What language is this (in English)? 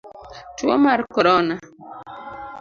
Luo (Kenya and Tanzania)